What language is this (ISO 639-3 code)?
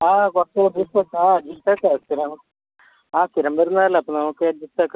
mal